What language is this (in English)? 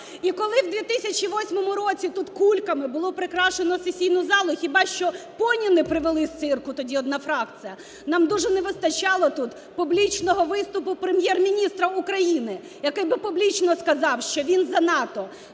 Ukrainian